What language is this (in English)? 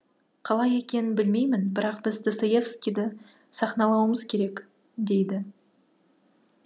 Kazakh